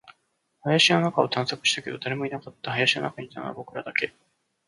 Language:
Japanese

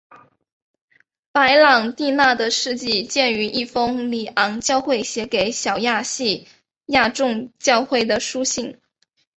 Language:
Chinese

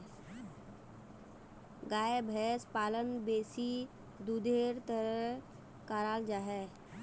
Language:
Magahi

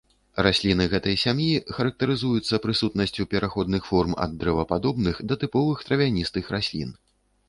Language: Belarusian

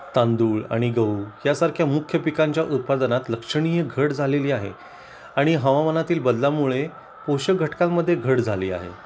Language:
Marathi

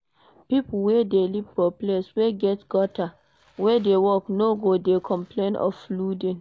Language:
Nigerian Pidgin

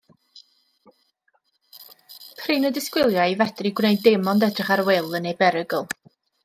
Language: Welsh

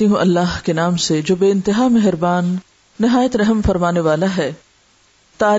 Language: Urdu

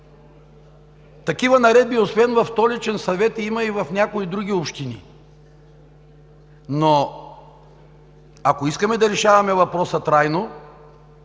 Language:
Bulgarian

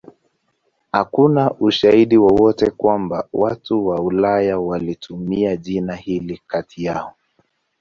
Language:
Swahili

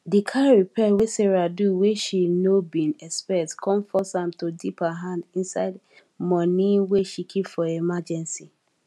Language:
Nigerian Pidgin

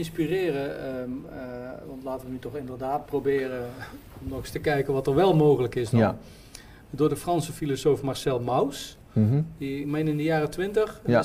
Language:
Dutch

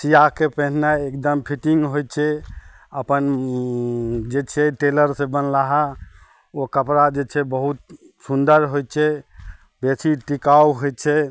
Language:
Maithili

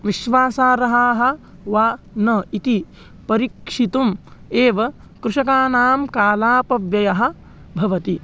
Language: Sanskrit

